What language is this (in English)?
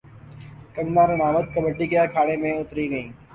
Urdu